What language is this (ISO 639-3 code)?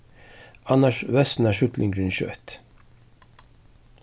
fao